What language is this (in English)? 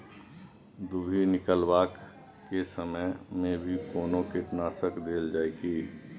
Maithili